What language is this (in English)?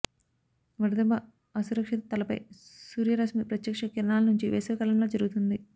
Telugu